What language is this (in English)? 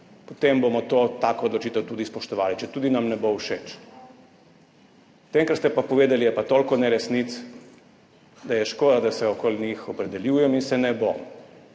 Slovenian